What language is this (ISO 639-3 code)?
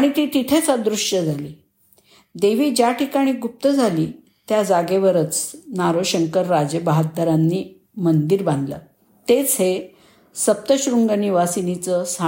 mar